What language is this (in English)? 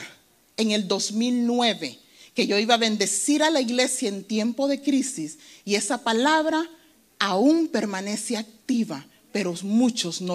Spanish